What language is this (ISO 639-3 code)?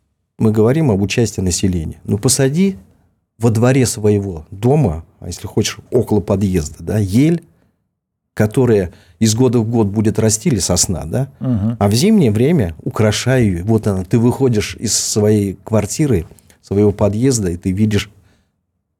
rus